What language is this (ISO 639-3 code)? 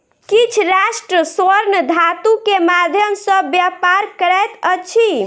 mai